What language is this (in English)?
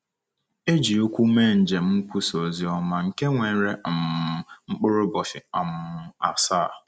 Igbo